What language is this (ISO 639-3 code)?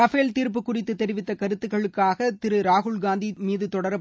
tam